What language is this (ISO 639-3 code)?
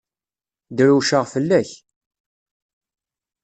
kab